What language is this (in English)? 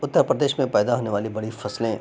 Urdu